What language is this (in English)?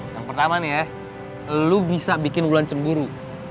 Indonesian